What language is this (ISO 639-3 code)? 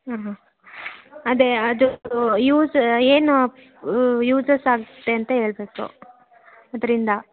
kan